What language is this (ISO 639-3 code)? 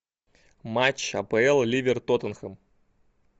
rus